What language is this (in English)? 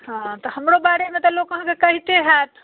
Maithili